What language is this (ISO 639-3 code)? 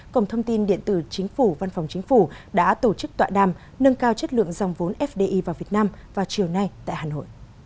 vie